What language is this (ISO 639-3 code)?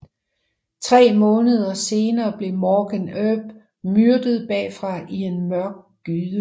dan